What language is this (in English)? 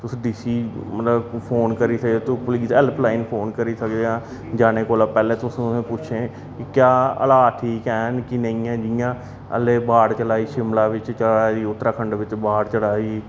Dogri